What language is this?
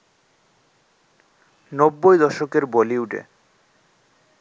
Bangla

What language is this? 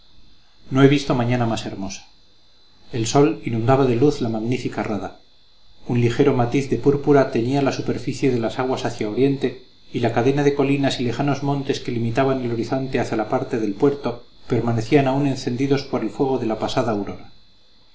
Spanish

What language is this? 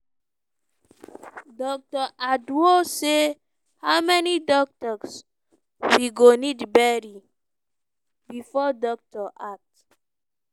Nigerian Pidgin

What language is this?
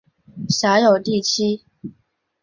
Chinese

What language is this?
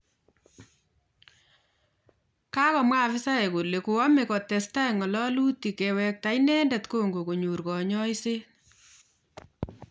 Kalenjin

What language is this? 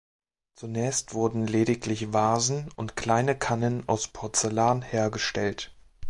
German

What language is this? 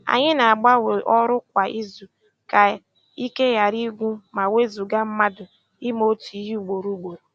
Igbo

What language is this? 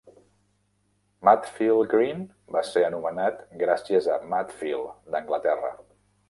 Catalan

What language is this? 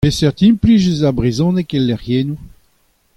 Breton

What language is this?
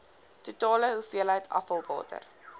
Afrikaans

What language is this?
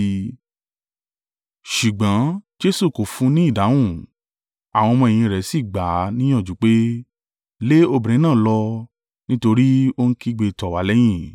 Yoruba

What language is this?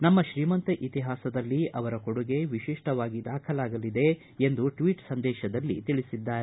Kannada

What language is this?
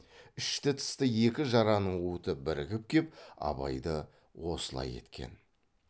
Kazakh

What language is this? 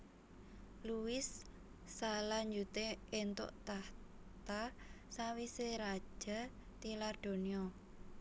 Javanese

